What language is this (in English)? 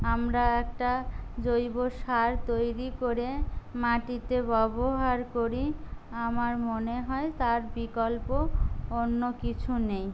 Bangla